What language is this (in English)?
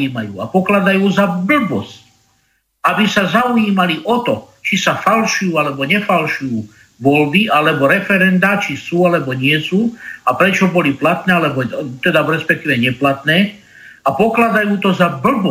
Slovak